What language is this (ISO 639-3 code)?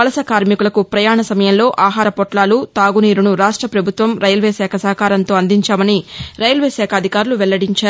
tel